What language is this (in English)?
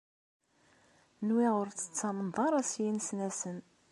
Kabyle